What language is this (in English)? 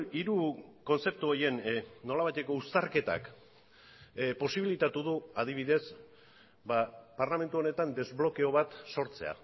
Basque